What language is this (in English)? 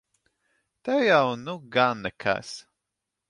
Latvian